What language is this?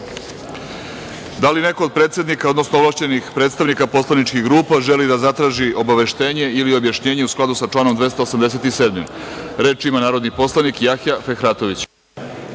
Serbian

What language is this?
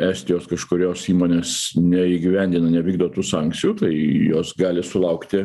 Lithuanian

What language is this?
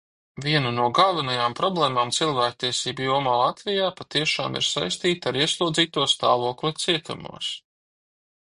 Latvian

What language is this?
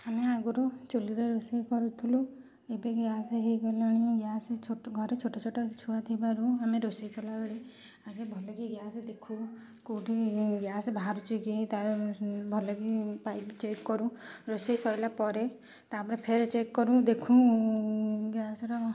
Odia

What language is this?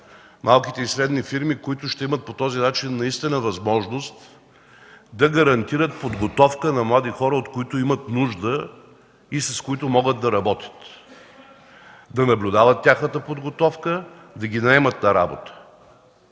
Bulgarian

